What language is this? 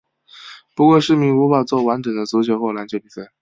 Chinese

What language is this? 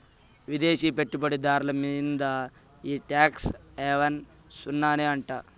Telugu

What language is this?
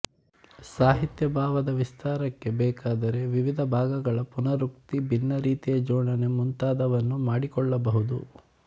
Kannada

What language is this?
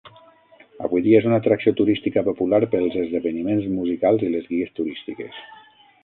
Catalan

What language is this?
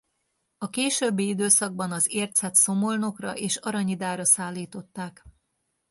Hungarian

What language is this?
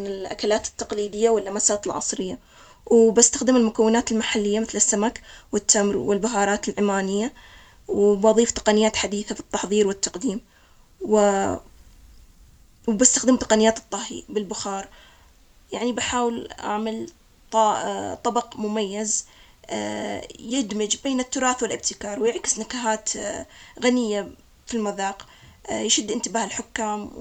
Omani Arabic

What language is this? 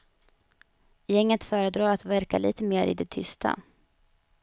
Swedish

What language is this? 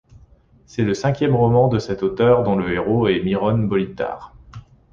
French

